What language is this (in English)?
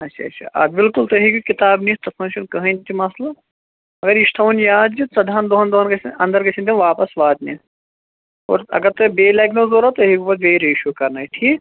Kashmiri